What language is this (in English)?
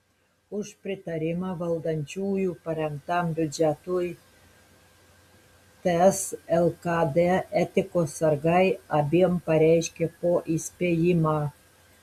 Lithuanian